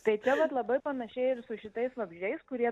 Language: Lithuanian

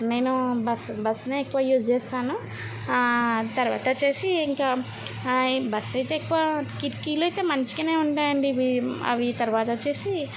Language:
Telugu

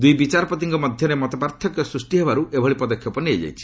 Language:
Odia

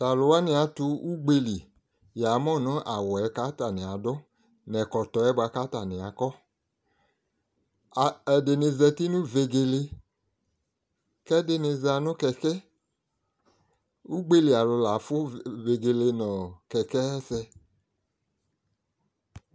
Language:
Ikposo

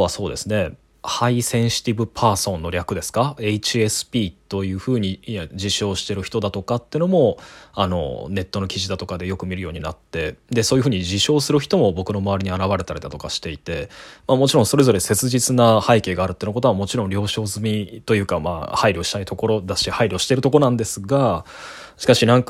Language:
Japanese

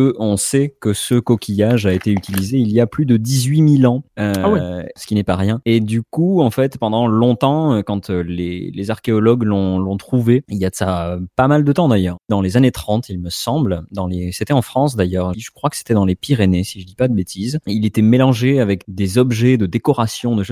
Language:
French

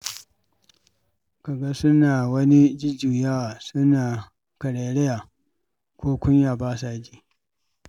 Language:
Hausa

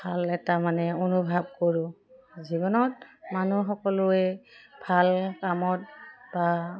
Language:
Assamese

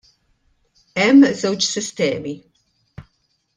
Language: Maltese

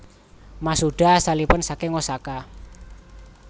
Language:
Javanese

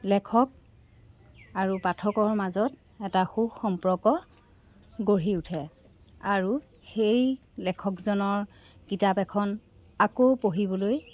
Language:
Assamese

